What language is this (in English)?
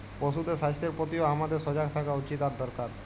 Bangla